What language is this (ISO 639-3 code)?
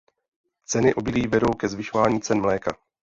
ces